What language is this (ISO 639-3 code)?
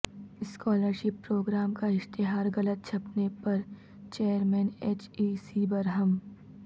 urd